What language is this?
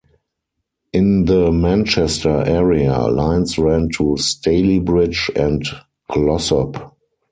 English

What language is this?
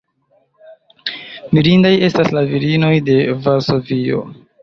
Esperanto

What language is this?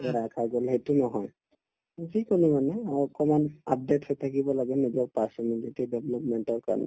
Assamese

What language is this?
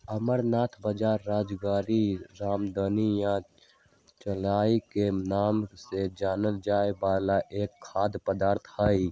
Magahi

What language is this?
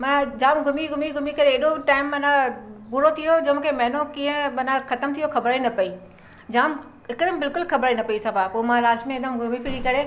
Sindhi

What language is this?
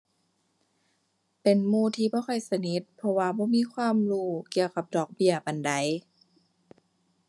Thai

